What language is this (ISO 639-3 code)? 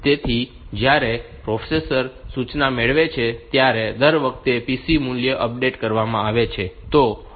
guj